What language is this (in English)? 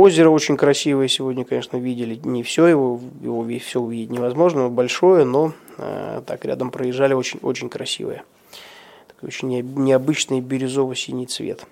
Russian